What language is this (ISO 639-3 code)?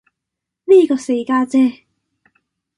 yue